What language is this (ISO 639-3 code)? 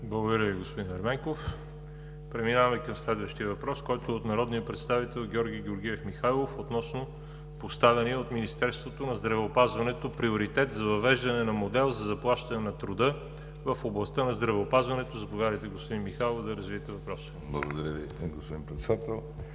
bul